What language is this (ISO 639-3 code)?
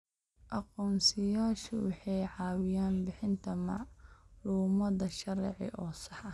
som